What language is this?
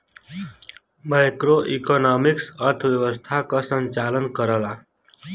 Bhojpuri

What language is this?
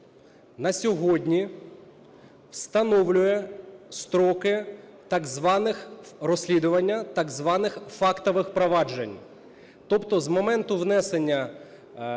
Ukrainian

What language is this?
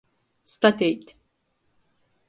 Latgalian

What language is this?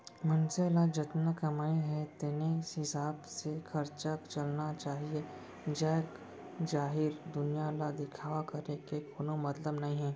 Chhattisgarhi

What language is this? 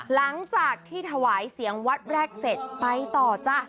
Thai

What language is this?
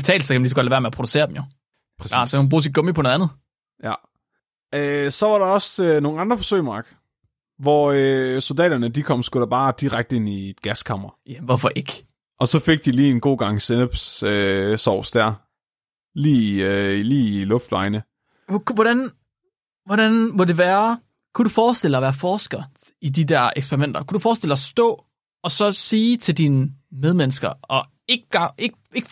Danish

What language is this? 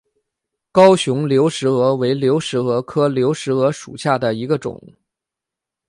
Chinese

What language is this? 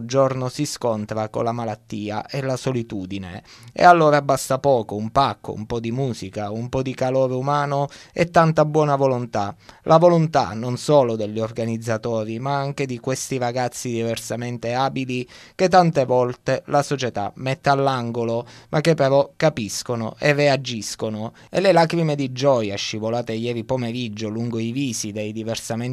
Italian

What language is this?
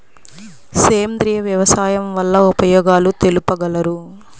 Telugu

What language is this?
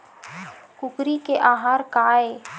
Chhattisgarhi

